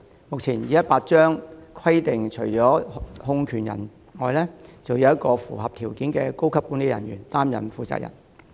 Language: Cantonese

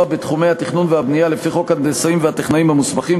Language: Hebrew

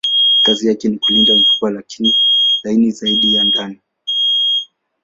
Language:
Swahili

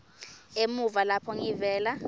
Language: Swati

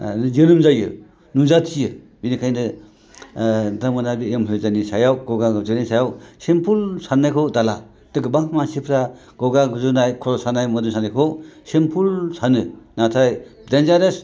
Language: Bodo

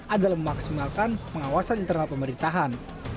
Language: Indonesian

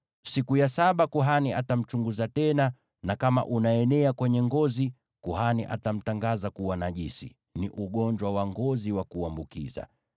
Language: Swahili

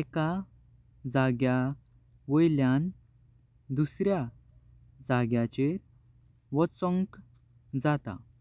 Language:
Konkani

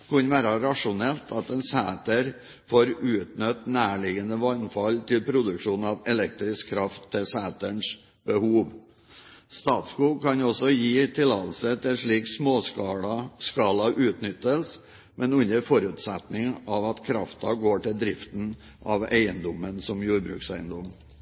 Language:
Norwegian Bokmål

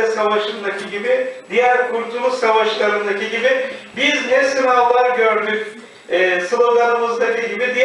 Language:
Turkish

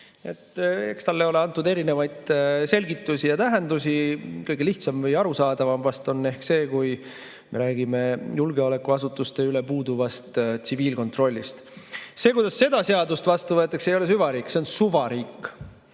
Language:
Estonian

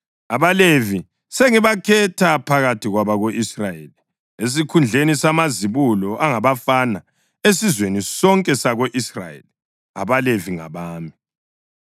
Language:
North Ndebele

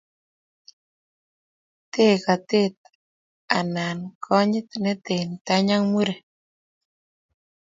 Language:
Kalenjin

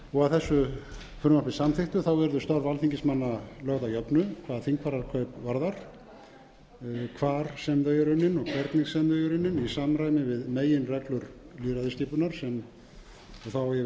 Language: Icelandic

